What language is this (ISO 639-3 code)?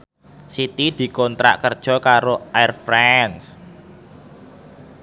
jav